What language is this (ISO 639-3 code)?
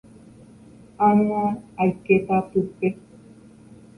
grn